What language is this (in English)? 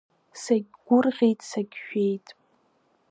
Abkhazian